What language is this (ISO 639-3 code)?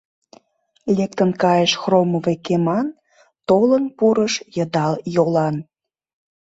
chm